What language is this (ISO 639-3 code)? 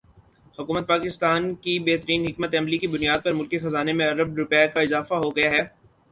urd